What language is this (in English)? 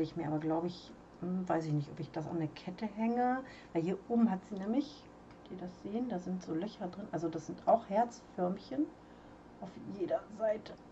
German